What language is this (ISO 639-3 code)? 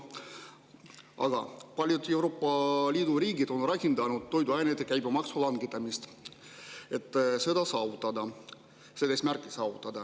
est